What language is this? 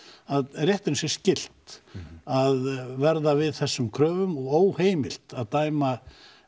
Icelandic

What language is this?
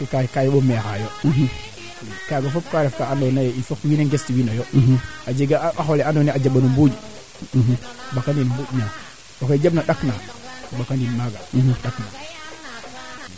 Serer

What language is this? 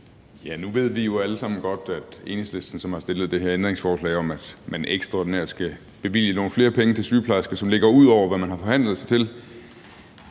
Danish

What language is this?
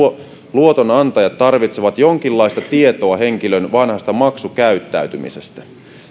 Finnish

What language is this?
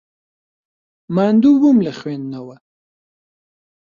Central Kurdish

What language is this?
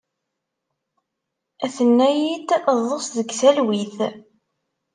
Kabyle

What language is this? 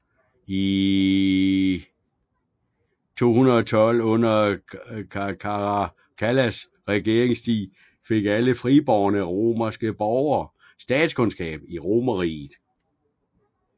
Danish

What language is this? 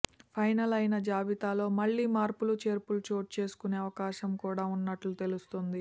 Telugu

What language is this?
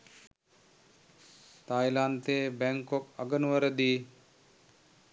Sinhala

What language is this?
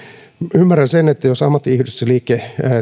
Finnish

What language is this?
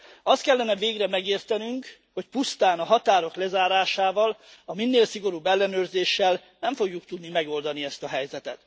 Hungarian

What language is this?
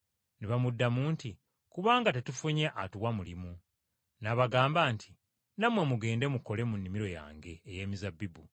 Ganda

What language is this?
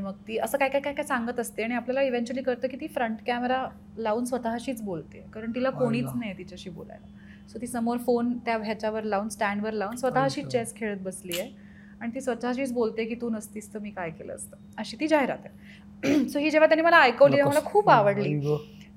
Marathi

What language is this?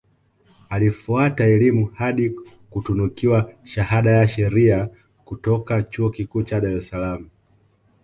Swahili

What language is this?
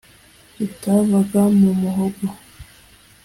Kinyarwanda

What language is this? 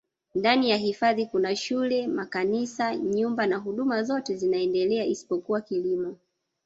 Swahili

